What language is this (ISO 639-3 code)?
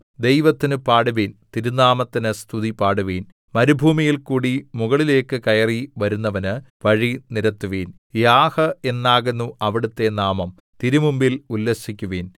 mal